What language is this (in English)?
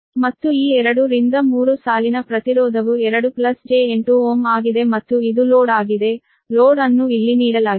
Kannada